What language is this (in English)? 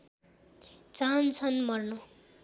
Nepali